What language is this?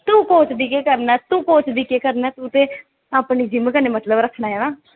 Dogri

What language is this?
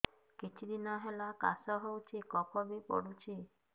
Odia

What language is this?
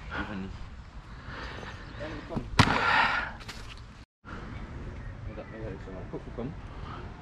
German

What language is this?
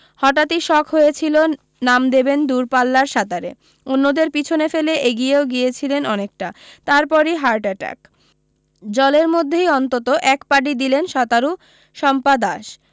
Bangla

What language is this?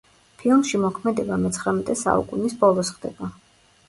Georgian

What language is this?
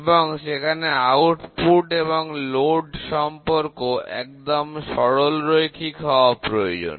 Bangla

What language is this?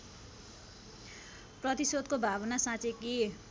Nepali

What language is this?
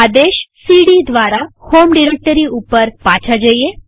Gujarati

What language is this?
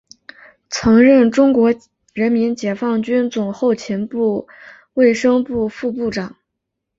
Chinese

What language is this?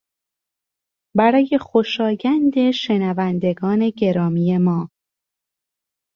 Persian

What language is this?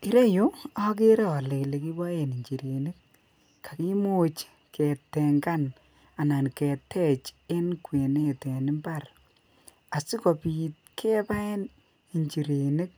Kalenjin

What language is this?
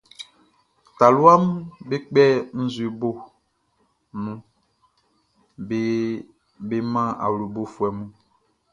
Baoulé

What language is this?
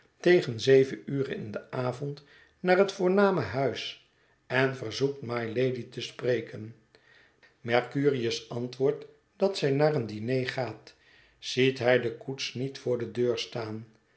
Dutch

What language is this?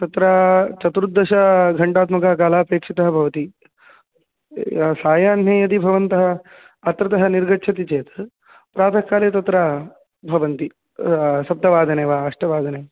Sanskrit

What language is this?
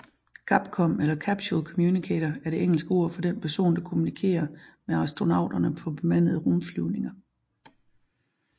Danish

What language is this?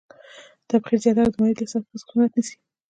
Pashto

